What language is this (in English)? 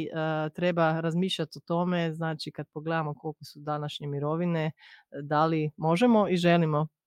Croatian